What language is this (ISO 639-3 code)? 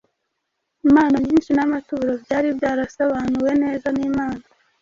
kin